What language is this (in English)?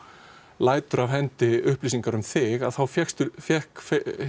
Icelandic